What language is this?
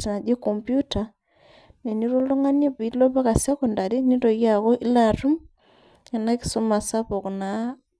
Masai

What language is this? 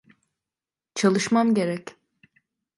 Turkish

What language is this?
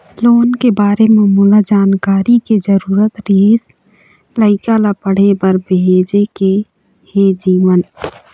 Chhattisgarhi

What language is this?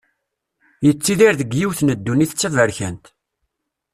Kabyle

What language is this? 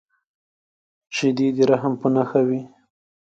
Pashto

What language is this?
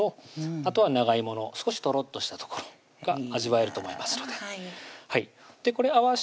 Japanese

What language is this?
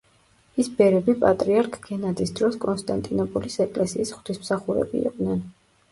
Georgian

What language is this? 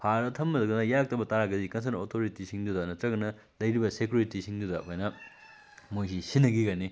Manipuri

